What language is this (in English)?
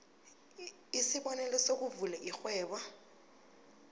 South Ndebele